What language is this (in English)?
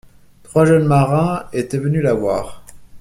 French